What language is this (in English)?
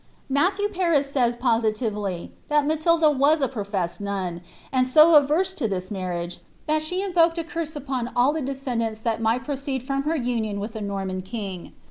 English